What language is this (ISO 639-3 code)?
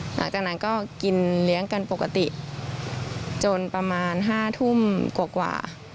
tha